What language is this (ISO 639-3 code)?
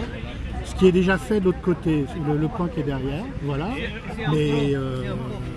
fra